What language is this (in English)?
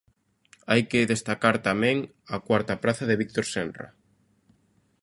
Galician